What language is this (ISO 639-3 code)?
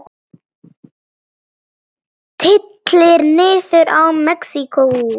isl